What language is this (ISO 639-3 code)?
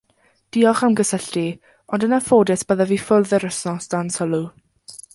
cym